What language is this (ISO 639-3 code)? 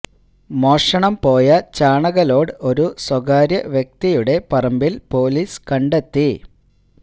mal